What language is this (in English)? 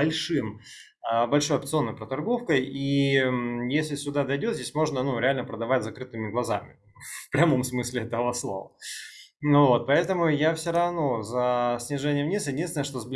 Russian